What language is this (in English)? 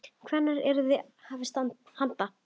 Icelandic